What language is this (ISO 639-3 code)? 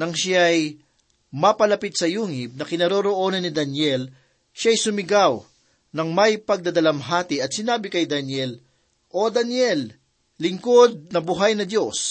fil